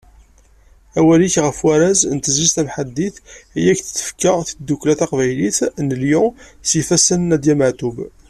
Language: Kabyle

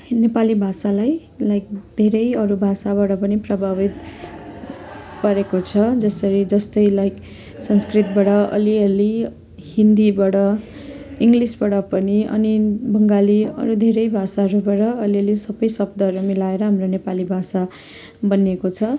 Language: Nepali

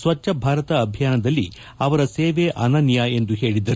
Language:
Kannada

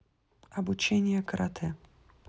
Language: Russian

